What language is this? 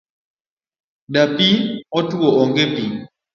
Luo (Kenya and Tanzania)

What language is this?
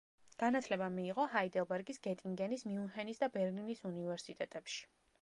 Georgian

